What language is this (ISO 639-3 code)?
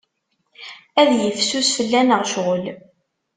kab